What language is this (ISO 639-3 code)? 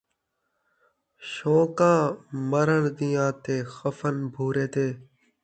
skr